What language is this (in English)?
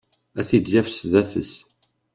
Kabyle